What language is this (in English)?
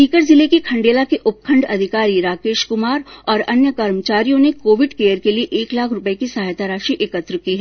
Hindi